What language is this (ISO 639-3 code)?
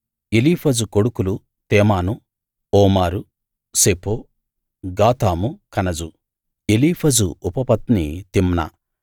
tel